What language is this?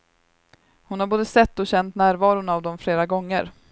Swedish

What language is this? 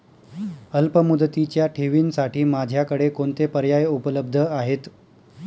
Marathi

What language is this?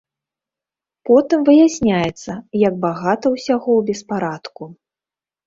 Belarusian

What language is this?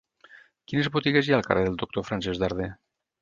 Catalan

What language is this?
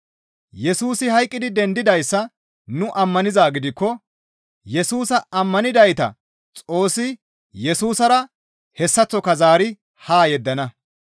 Gamo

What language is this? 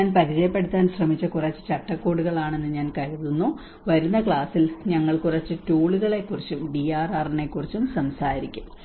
Malayalam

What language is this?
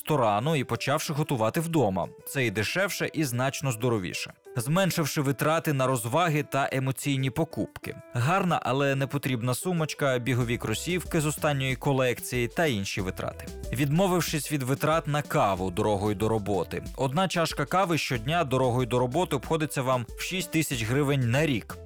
Ukrainian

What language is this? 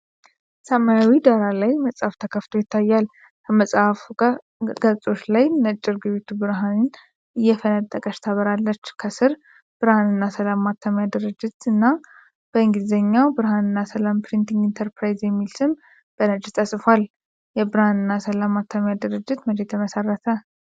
Amharic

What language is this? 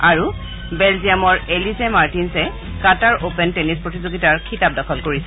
Assamese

